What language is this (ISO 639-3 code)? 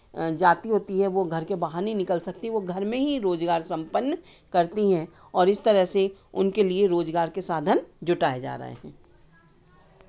hin